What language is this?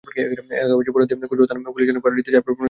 Bangla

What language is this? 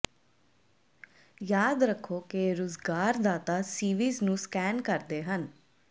Punjabi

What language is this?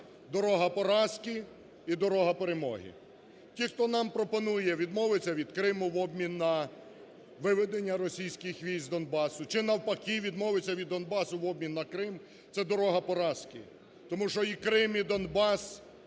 Ukrainian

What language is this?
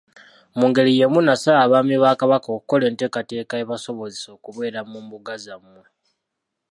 Ganda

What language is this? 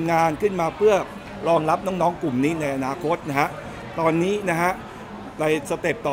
Thai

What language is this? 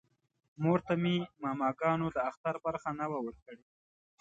Pashto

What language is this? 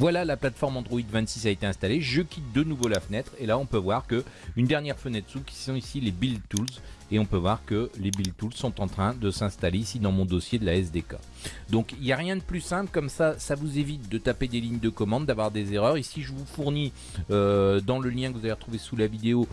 French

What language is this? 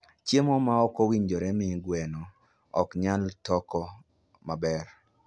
Luo (Kenya and Tanzania)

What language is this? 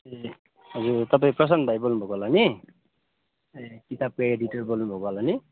Nepali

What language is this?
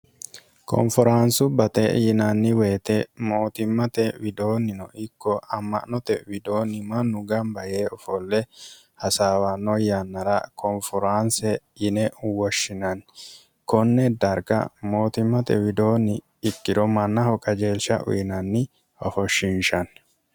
Sidamo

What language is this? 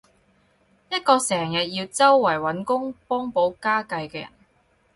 Cantonese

